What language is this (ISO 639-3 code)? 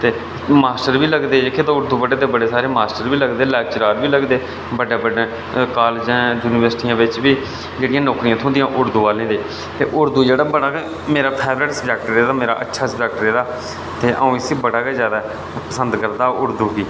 doi